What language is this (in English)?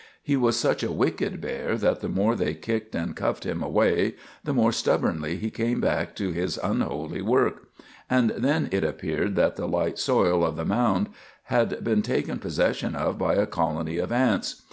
English